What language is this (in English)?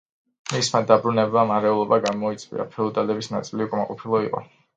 Georgian